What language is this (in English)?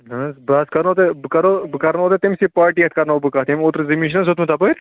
Kashmiri